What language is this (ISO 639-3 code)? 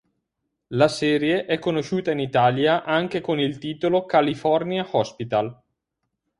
ita